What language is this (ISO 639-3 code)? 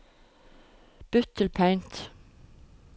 nor